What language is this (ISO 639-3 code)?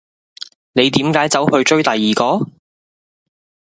yue